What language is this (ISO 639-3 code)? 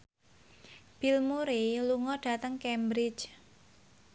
jav